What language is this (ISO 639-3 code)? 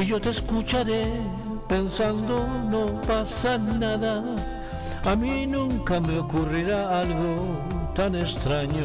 spa